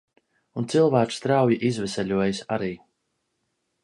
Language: Latvian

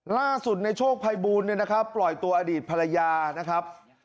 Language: Thai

